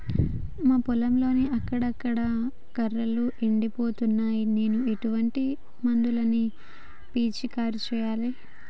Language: Telugu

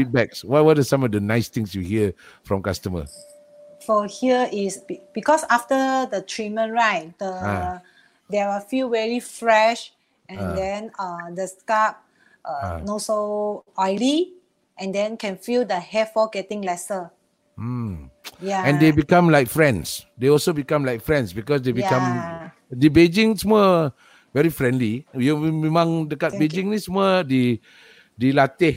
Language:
Malay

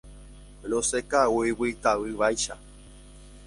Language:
Guarani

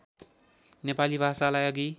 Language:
Nepali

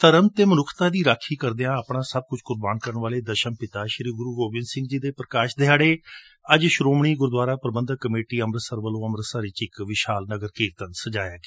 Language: Punjabi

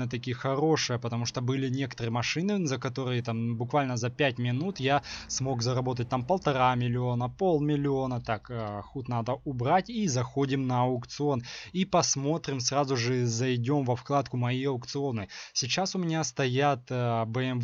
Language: Russian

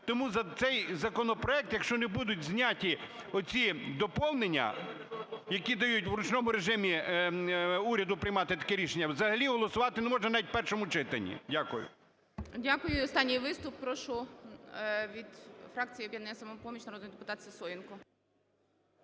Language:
Ukrainian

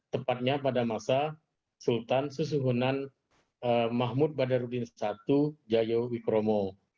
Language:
Indonesian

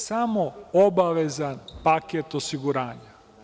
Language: Serbian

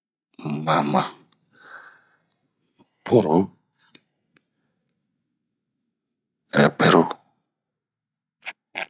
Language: Bomu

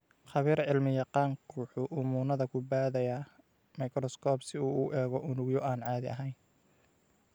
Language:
Somali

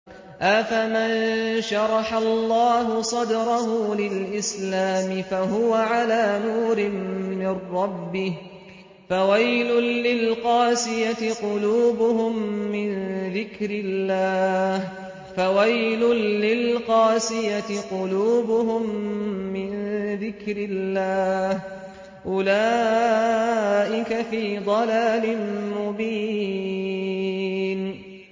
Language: Arabic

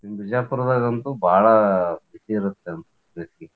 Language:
Kannada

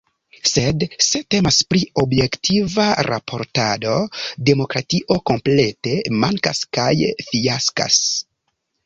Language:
Esperanto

